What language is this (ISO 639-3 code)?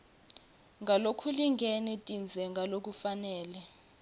ssw